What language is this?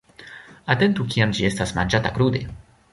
Esperanto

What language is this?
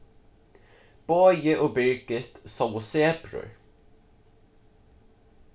Faroese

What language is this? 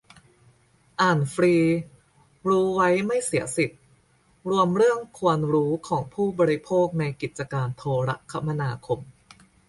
Thai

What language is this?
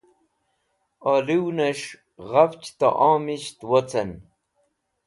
Wakhi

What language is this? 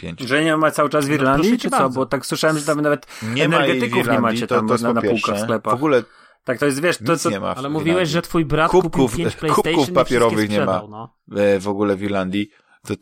Polish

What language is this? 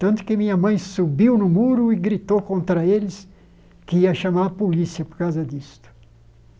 Portuguese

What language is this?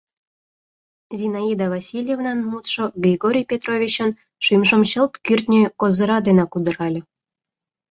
Mari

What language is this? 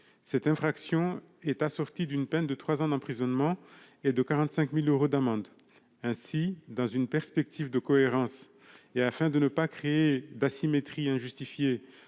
French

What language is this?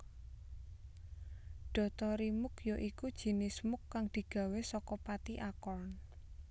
Javanese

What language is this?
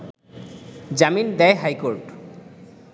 Bangla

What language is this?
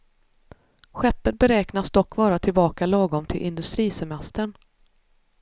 Swedish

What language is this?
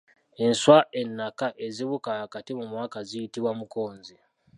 Ganda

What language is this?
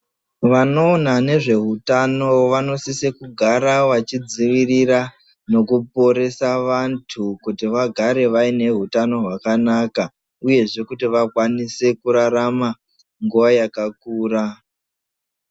Ndau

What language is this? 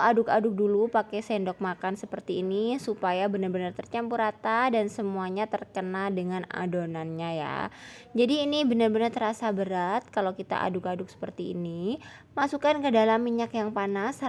Indonesian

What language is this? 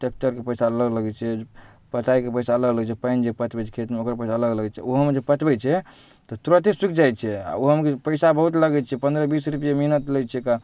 Maithili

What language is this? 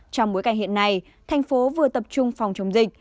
Vietnamese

